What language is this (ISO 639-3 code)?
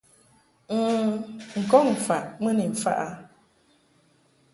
mhk